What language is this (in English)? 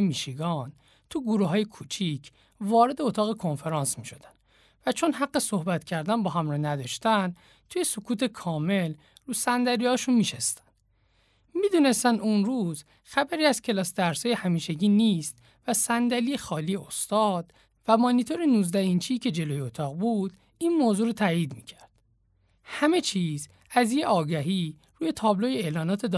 Persian